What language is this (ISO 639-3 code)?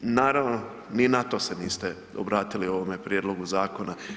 hrv